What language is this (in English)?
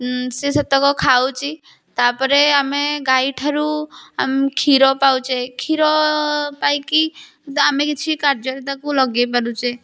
Odia